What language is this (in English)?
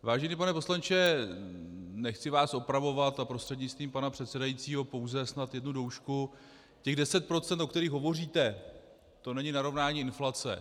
Czech